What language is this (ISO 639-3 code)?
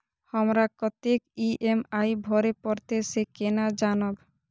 mai